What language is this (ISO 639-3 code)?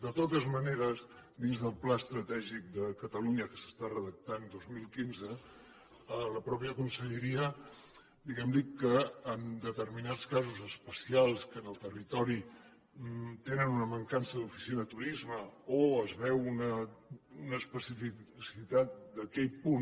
cat